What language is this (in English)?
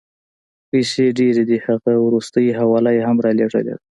Pashto